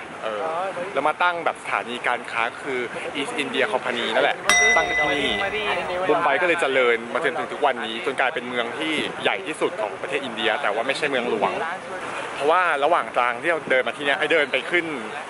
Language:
Thai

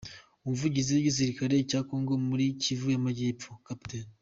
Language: Kinyarwanda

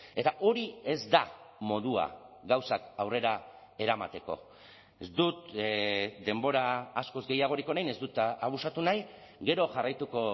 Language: Basque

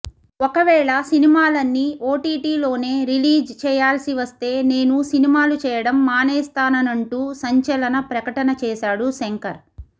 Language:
Telugu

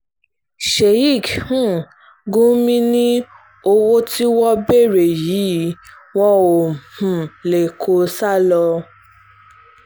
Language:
Yoruba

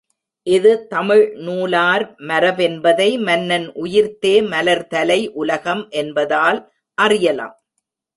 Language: Tamil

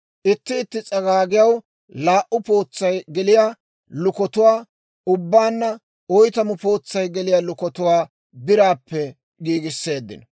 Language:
Dawro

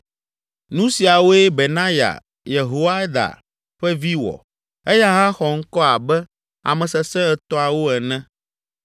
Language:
Ewe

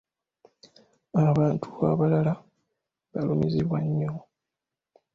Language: Ganda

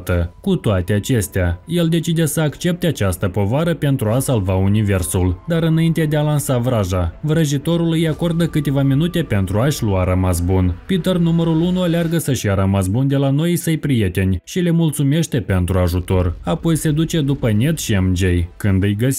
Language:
Romanian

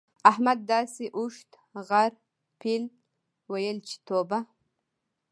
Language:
Pashto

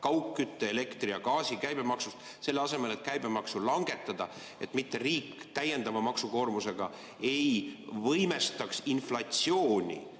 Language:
Estonian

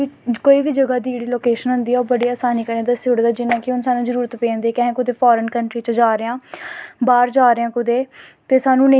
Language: Dogri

